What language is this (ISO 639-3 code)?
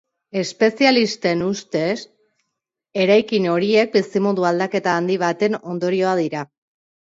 eus